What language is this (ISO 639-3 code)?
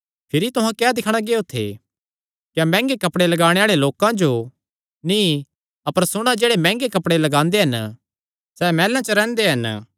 xnr